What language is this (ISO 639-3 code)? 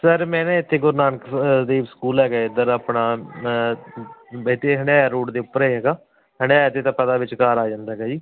pan